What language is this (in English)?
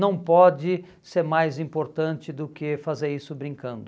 Portuguese